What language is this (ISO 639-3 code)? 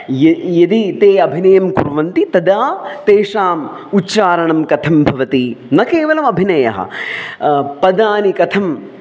san